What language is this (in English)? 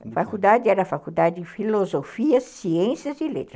Portuguese